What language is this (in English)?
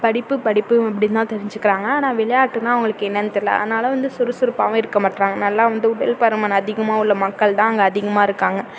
Tamil